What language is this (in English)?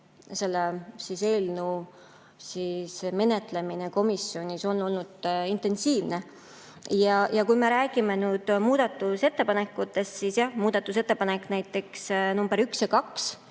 Estonian